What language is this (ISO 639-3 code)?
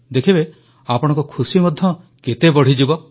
ori